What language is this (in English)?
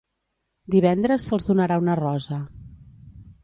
Catalan